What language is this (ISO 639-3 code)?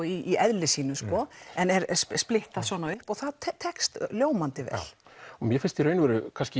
isl